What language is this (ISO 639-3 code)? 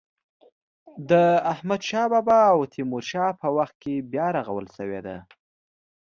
pus